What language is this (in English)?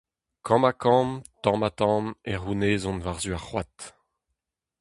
Breton